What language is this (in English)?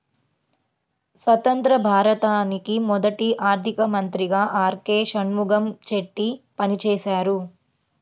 Telugu